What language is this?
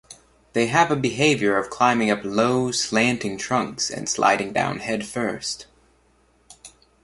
English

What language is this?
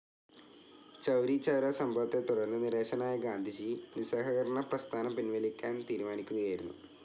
Malayalam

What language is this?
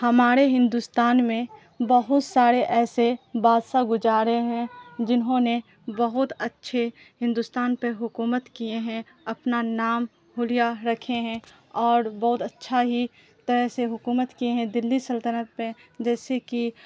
Urdu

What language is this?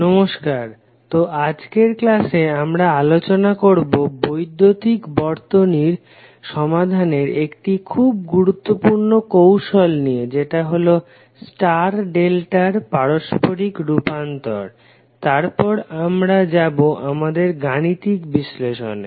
Bangla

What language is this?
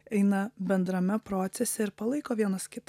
Lithuanian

